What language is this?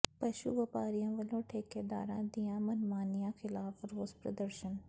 Punjabi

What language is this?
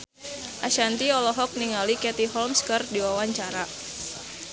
Sundanese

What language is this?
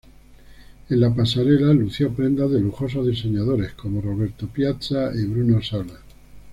Spanish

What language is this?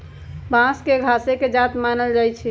Magahi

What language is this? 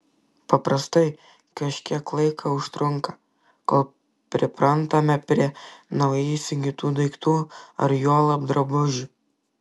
Lithuanian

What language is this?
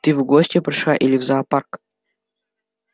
Russian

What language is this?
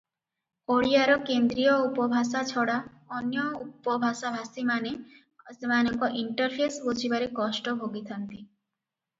Odia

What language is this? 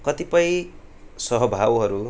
Nepali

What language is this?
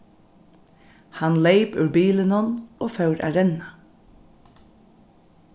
Faroese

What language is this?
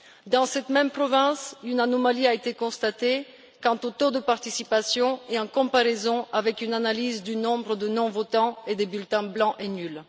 French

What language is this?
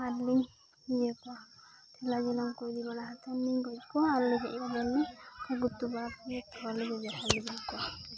Santali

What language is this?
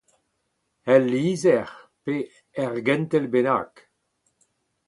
Breton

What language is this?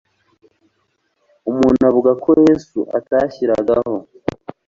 Kinyarwanda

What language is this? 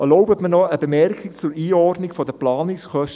Swiss German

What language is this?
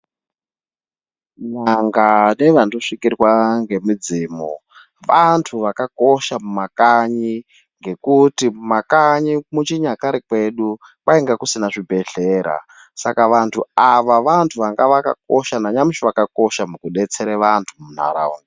Ndau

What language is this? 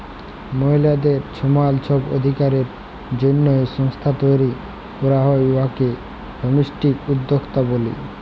Bangla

